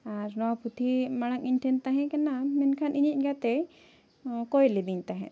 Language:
Santali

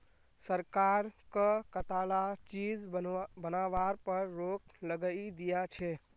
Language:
Magahi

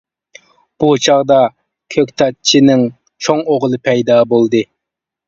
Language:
Uyghur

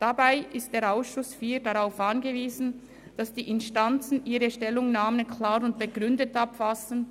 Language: Swiss German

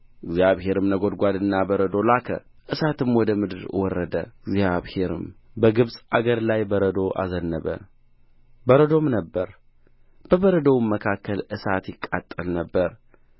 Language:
Amharic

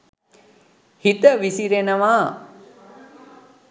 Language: Sinhala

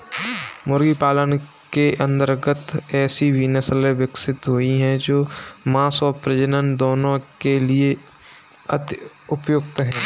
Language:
Hindi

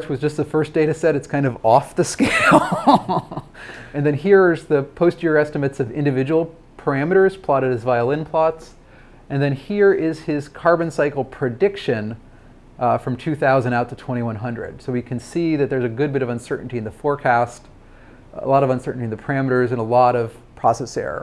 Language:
English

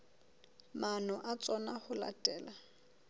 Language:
Southern Sotho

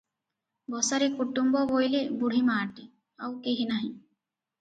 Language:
Odia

